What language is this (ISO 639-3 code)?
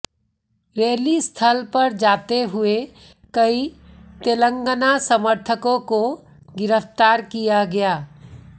hin